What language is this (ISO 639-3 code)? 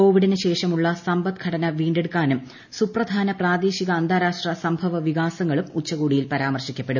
mal